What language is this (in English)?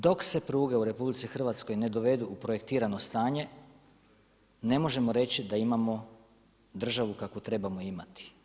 Croatian